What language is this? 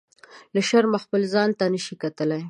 Pashto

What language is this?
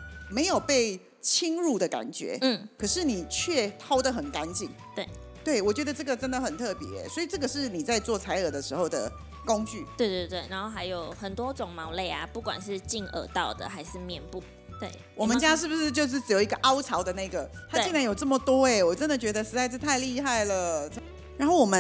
Chinese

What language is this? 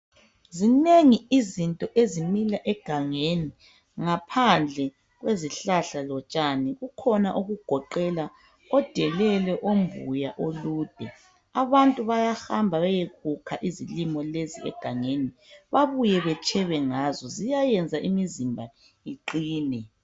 North Ndebele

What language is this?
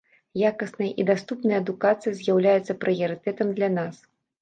Belarusian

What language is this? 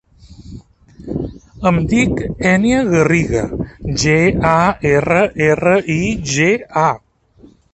Catalan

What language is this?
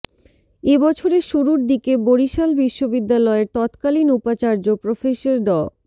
Bangla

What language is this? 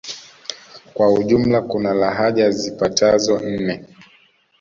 Swahili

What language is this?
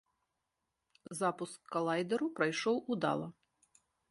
Belarusian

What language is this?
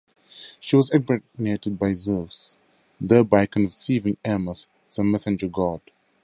English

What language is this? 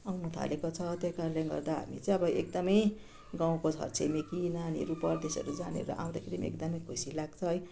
Nepali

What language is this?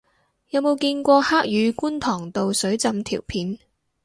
Cantonese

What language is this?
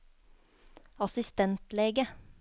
Norwegian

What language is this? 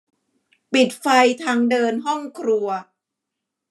Thai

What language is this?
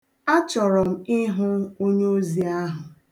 Igbo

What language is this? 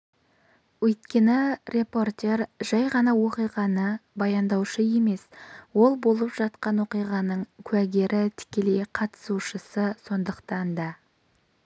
Kazakh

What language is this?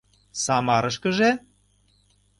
Mari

